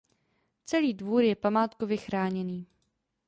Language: Czech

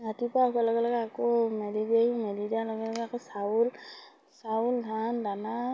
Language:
Assamese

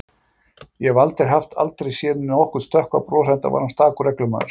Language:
Icelandic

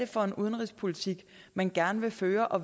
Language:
Danish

